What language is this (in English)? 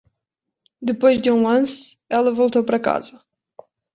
Portuguese